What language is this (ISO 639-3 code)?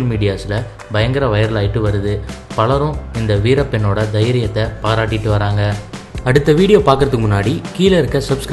kor